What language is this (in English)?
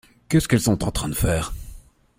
French